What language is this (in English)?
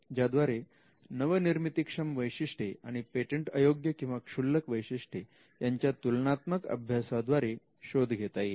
Marathi